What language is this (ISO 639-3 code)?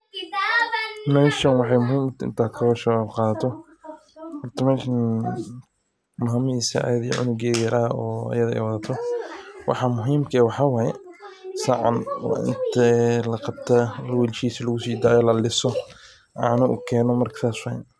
som